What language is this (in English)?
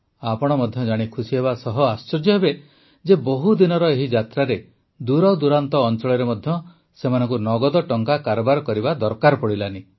Odia